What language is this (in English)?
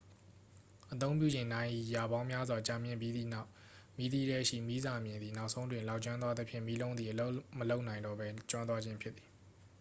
Burmese